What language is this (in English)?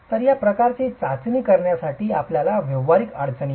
Marathi